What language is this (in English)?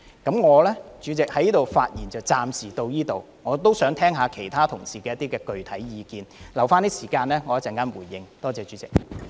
Cantonese